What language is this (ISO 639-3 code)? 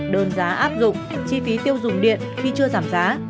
vie